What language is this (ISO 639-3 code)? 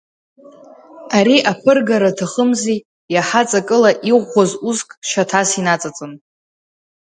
abk